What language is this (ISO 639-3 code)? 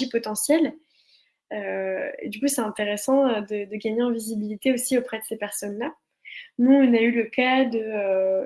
fra